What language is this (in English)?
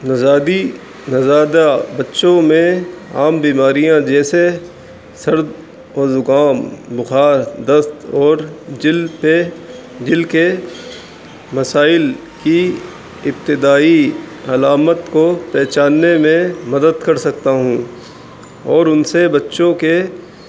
Urdu